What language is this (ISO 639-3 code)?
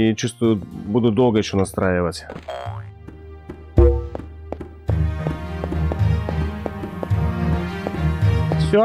rus